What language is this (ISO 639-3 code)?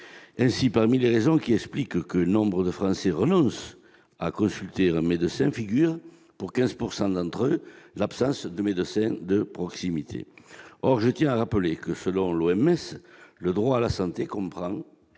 fra